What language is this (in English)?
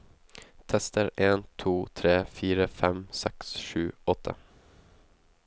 Norwegian